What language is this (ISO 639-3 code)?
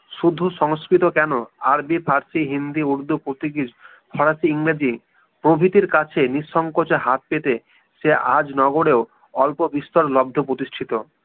ben